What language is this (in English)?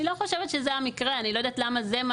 Hebrew